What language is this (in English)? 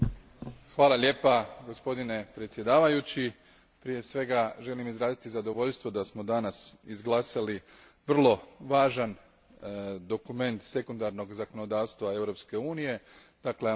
Croatian